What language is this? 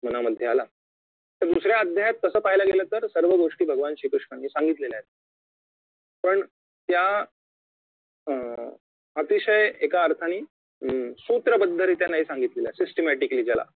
Marathi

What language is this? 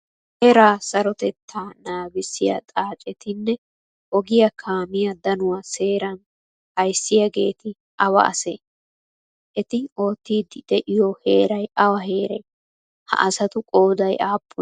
Wolaytta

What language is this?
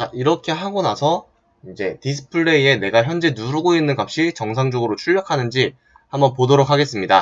Korean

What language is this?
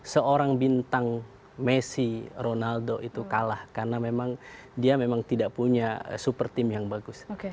Indonesian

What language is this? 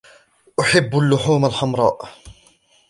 Arabic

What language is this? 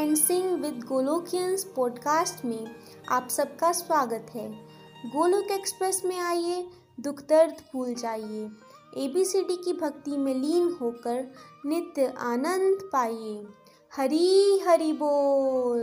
Hindi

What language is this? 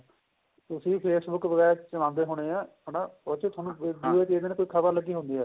Punjabi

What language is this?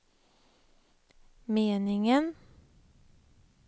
Swedish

